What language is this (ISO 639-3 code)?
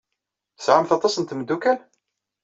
kab